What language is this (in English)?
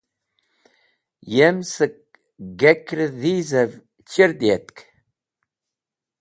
Wakhi